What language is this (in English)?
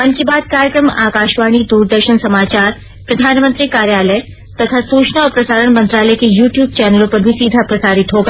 Hindi